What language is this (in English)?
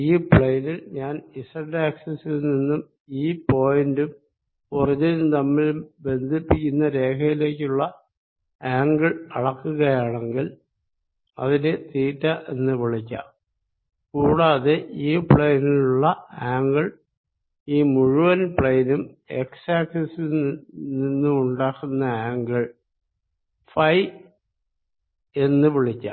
Malayalam